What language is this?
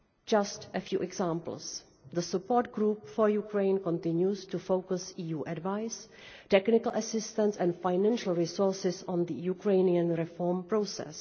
English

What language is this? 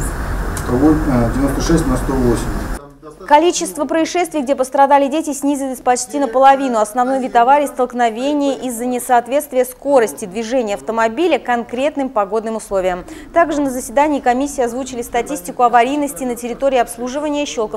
Russian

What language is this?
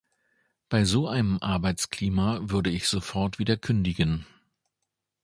German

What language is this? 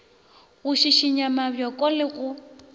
Northern Sotho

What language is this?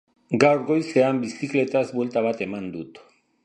Basque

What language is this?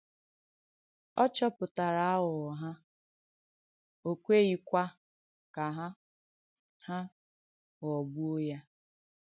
Igbo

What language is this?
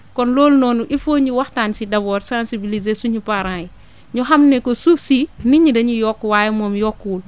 Wolof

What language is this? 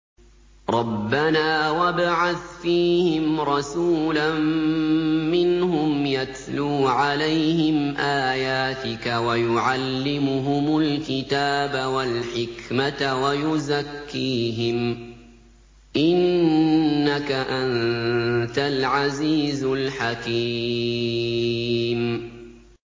Arabic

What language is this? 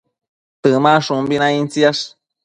Matsés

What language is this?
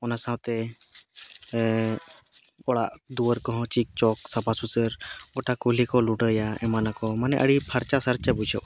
Santali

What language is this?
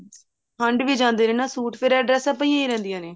Punjabi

